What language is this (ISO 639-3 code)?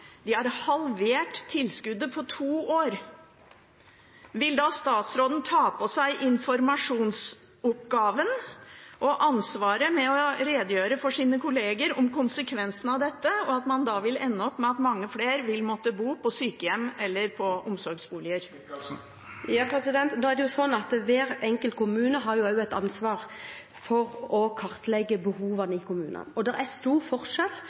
nob